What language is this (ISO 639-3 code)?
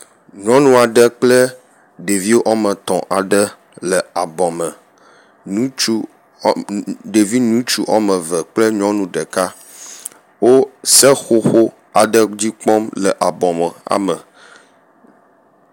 ewe